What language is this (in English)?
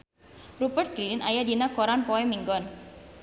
Sundanese